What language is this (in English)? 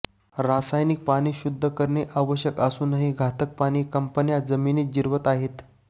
Marathi